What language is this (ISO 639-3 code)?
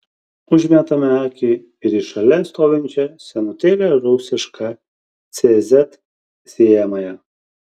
lit